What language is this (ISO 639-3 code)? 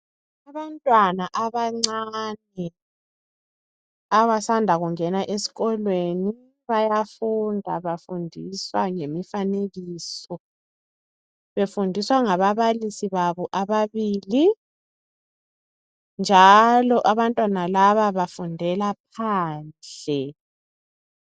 nde